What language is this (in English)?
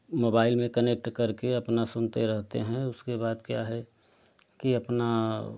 Hindi